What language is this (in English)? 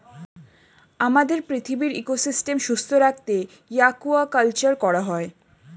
Bangla